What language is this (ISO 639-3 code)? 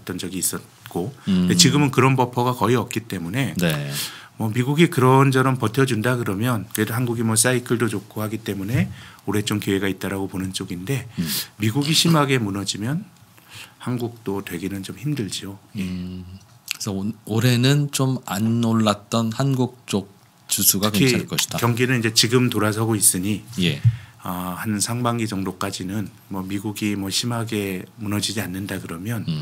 kor